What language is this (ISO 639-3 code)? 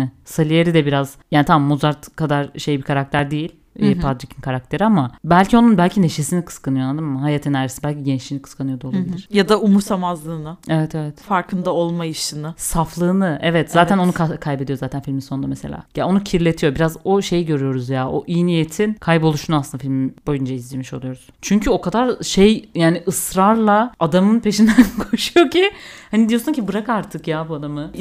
tur